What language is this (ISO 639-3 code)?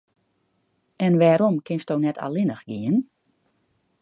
fry